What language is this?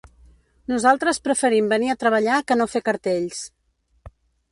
Catalan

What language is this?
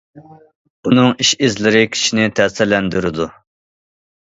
Uyghur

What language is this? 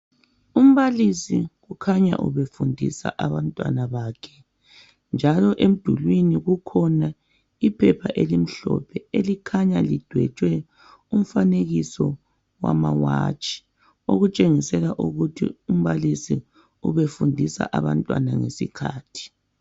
North Ndebele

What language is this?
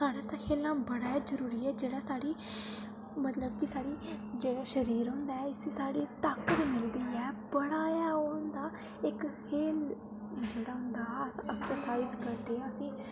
Dogri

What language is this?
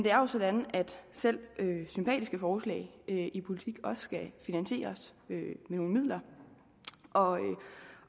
Danish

